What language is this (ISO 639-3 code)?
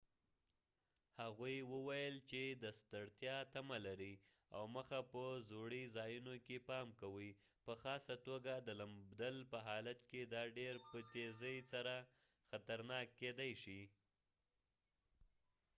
pus